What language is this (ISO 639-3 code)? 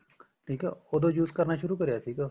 pan